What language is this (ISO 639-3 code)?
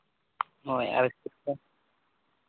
sat